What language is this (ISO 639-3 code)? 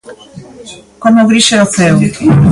glg